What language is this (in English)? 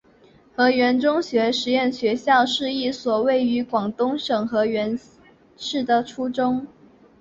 Chinese